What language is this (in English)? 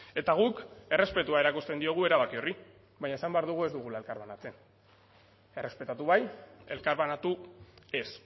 Basque